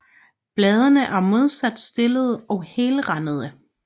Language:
Danish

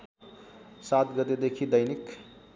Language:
Nepali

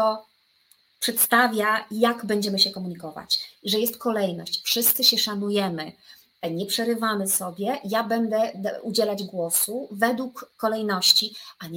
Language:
Polish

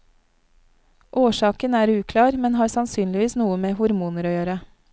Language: Norwegian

